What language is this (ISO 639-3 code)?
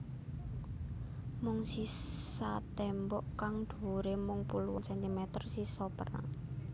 jav